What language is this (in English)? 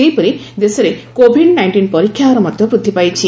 Odia